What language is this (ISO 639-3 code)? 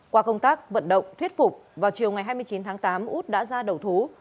vie